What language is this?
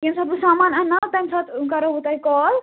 Kashmiri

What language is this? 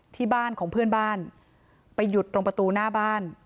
Thai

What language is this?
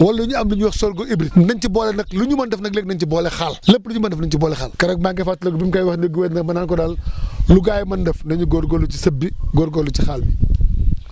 Wolof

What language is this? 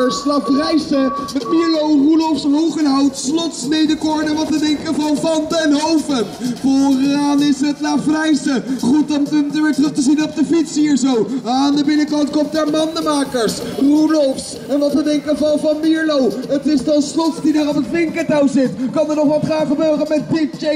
Dutch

